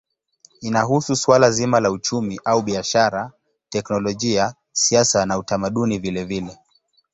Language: Swahili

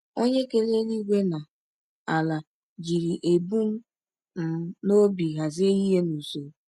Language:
Igbo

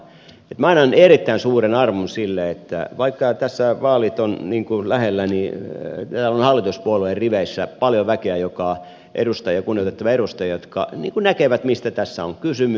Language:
Finnish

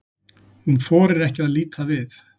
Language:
Icelandic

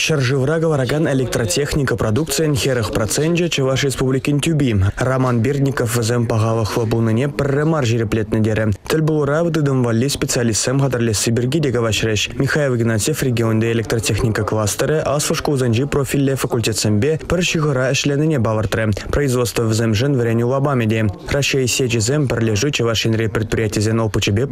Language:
Russian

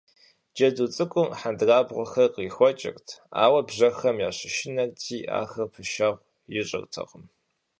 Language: Kabardian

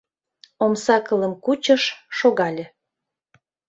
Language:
Mari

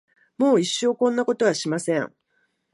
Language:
Japanese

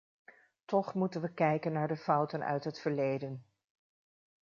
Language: Dutch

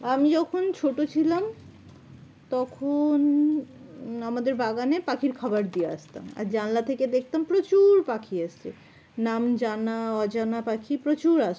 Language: Bangla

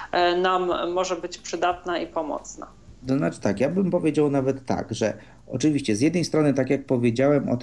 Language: Polish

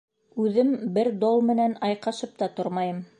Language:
Bashkir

